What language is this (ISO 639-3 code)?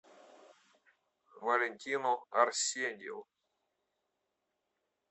rus